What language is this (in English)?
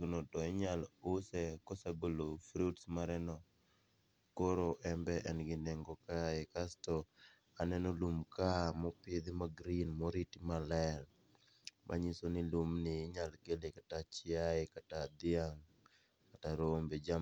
Luo (Kenya and Tanzania)